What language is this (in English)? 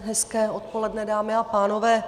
Czech